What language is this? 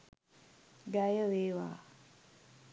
Sinhala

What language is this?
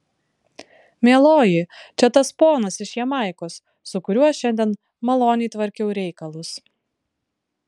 Lithuanian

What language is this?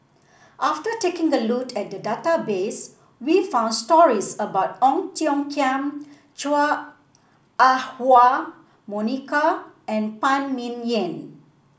English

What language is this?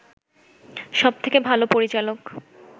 Bangla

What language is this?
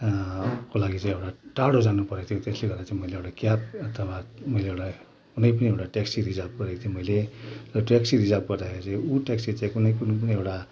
Nepali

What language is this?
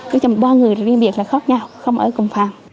Vietnamese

